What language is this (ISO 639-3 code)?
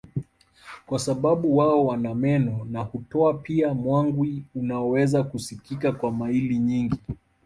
swa